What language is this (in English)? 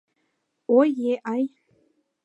Mari